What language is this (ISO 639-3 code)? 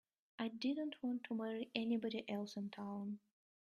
eng